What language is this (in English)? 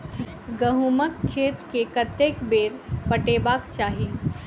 Maithili